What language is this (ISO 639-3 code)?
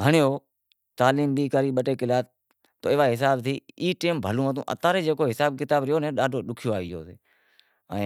kxp